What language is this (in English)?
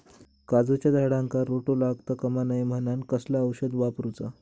Marathi